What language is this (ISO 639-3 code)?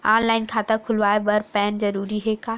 hne